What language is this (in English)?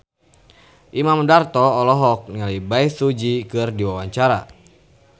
Sundanese